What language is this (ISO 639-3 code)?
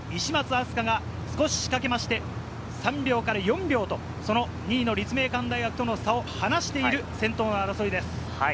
jpn